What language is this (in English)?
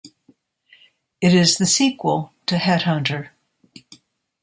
English